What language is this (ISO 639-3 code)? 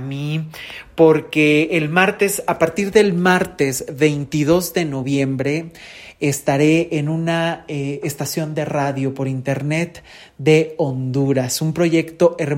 spa